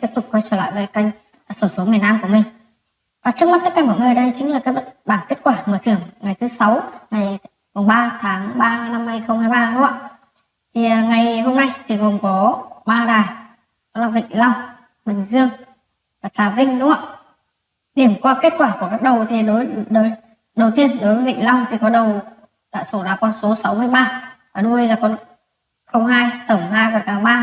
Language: Vietnamese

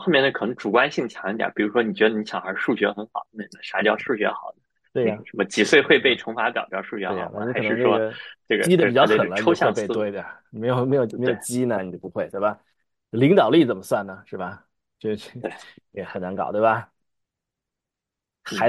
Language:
Chinese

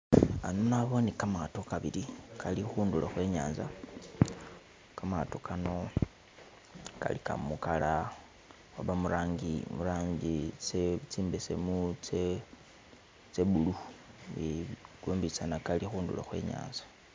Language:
Masaaba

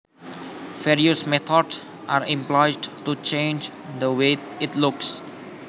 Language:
Javanese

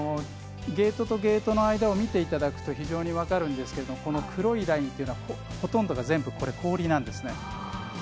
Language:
Japanese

